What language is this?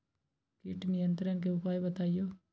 Magahi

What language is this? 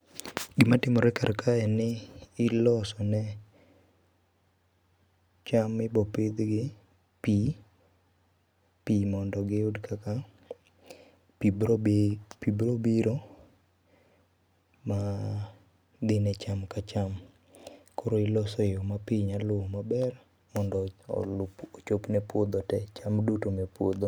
Luo (Kenya and Tanzania)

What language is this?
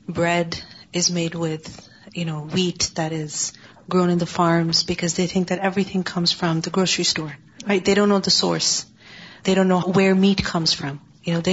Urdu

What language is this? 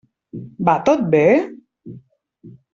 Catalan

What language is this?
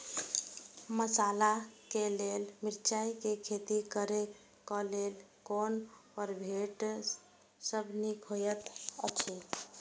Maithili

